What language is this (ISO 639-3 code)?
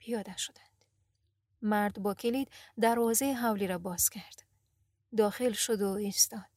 fas